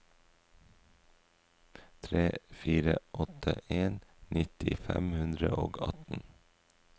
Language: Norwegian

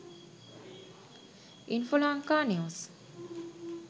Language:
Sinhala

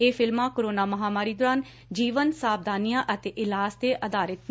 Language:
Punjabi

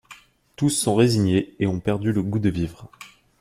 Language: French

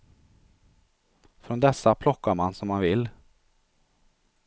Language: Swedish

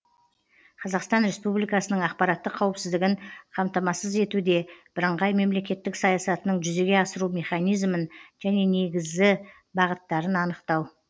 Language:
Kazakh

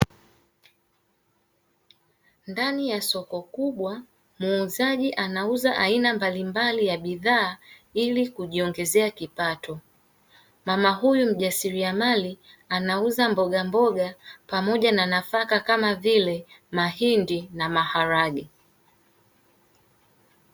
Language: Swahili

